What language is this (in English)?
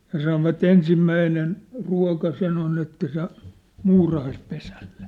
Finnish